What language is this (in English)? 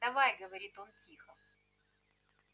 Russian